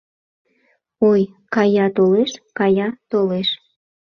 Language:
Mari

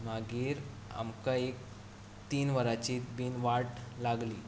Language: Konkani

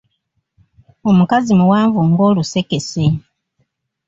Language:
Ganda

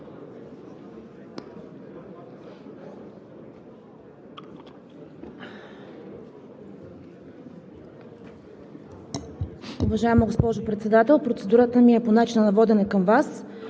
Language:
Bulgarian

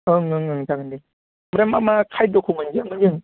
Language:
Bodo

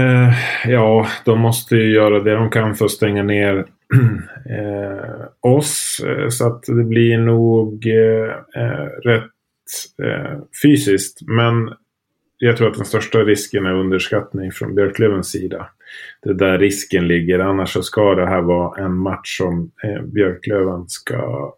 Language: Swedish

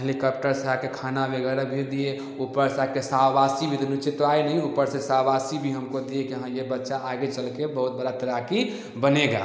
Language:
Hindi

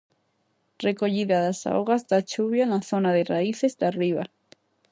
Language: Galician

